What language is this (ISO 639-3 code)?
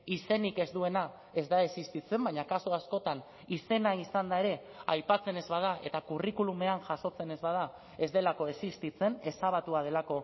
eus